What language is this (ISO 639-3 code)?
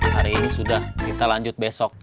ind